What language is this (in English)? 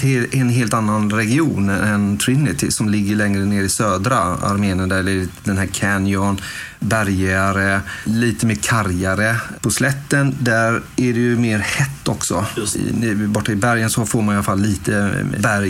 Swedish